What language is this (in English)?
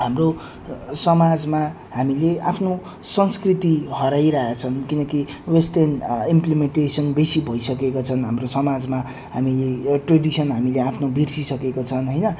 Nepali